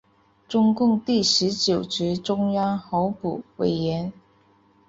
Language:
Chinese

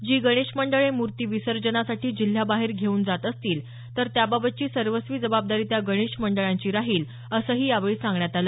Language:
Marathi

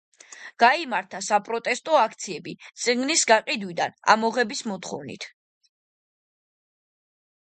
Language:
Georgian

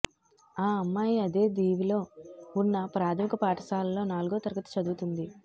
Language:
Telugu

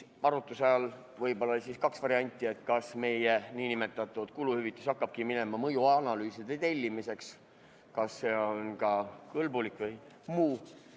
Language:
Estonian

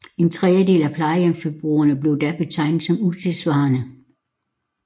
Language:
Danish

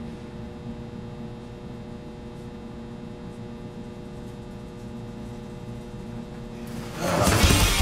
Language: Turkish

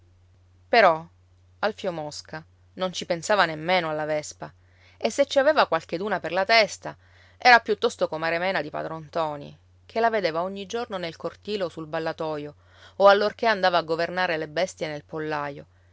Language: Italian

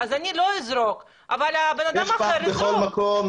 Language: Hebrew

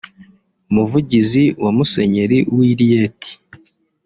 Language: Kinyarwanda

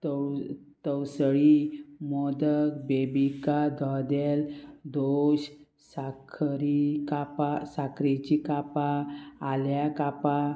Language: Konkani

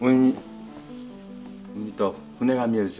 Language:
Japanese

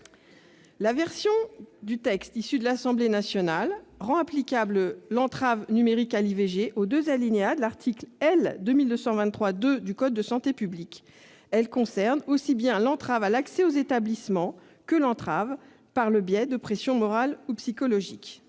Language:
French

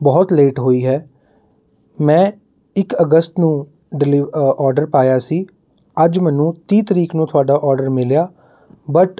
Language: Punjabi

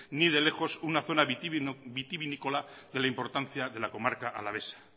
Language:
Spanish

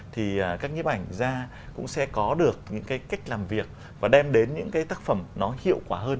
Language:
Vietnamese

